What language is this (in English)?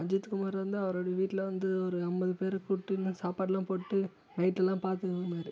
Tamil